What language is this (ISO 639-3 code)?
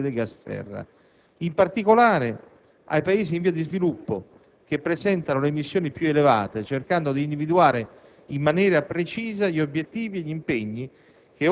ita